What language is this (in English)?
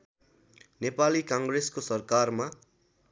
Nepali